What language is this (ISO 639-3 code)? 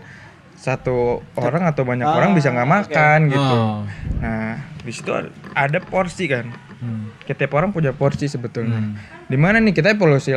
ind